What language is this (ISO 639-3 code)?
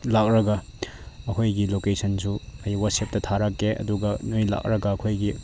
mni